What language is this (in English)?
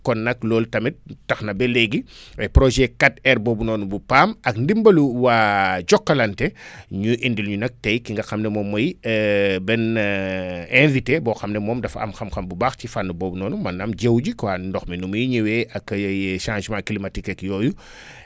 Wolof